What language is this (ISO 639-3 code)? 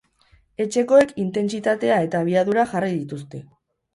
eus